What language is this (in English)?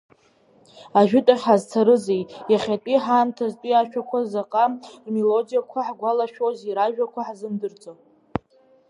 Abkhazian